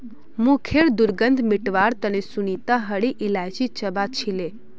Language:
Magahi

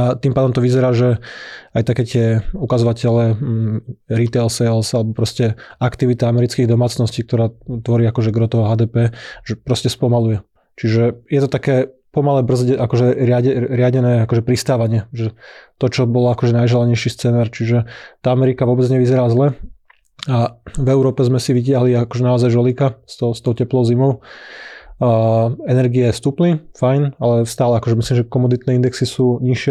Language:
Slovak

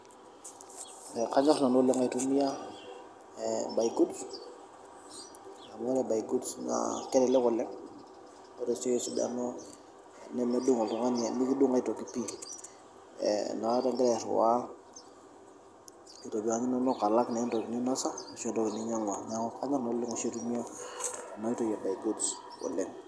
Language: Masai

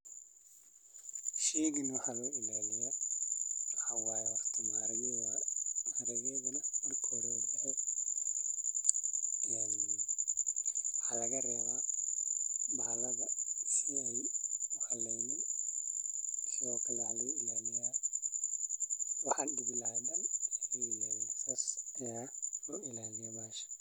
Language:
Somali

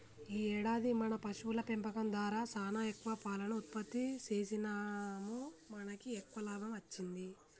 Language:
Telugu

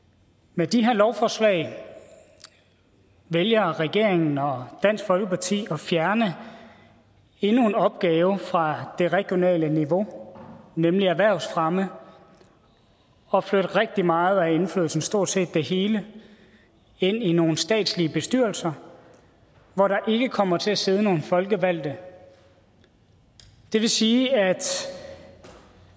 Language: Danish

